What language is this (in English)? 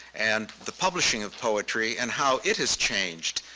English